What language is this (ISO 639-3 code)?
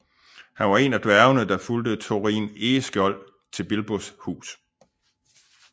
dan